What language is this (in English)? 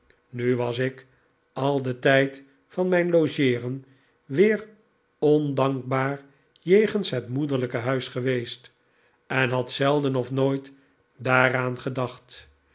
Dutch